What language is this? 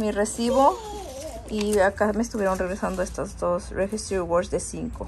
Spanish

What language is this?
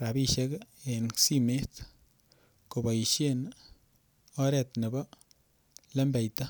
Kalenjin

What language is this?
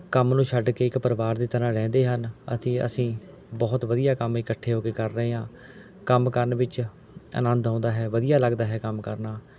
Punjabi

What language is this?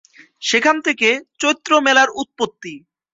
Bangla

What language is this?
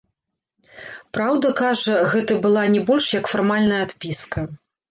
Belarusian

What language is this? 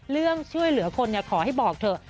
Thai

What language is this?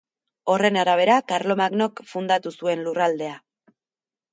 Basque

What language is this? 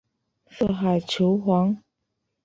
Chinese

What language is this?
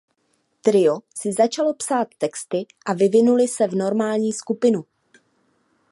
Czech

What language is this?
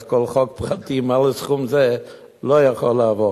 Hebrew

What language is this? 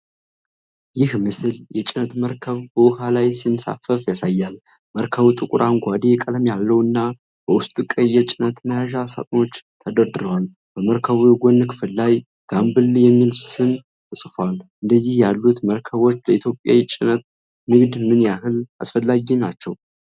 Amharic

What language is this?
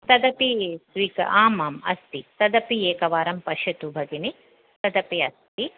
Sanskrit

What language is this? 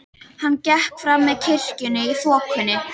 Icelandic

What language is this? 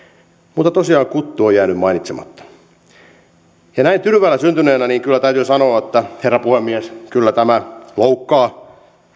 Finnish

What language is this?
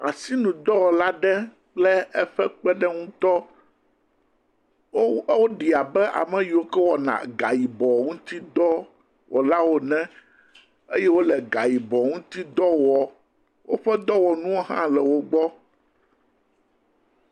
Ewe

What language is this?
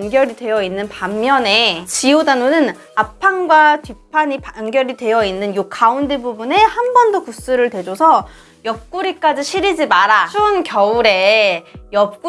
Korean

